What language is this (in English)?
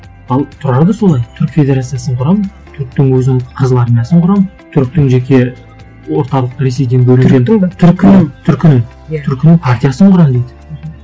Kazakh